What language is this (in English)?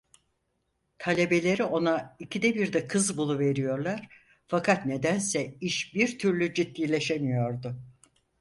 Turkish